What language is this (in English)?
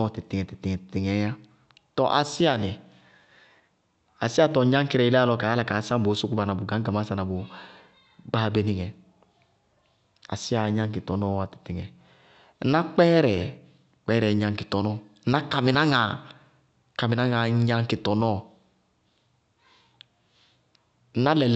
Bago-Kusuntu